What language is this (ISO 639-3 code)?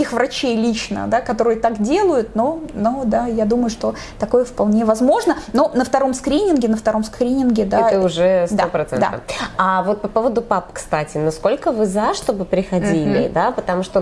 rus